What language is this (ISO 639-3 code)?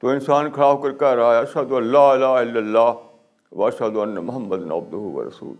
urd